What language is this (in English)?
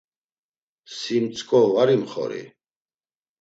Laz